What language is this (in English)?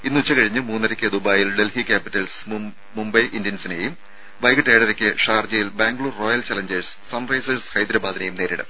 Malayalam